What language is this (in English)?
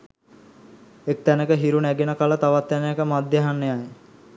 Sinhala